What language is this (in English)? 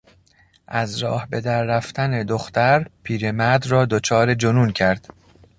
Persian